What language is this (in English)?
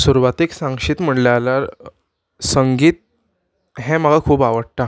Konkani